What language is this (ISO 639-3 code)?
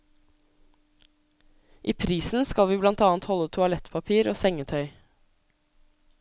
nor